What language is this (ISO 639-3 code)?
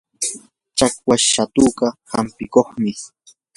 qur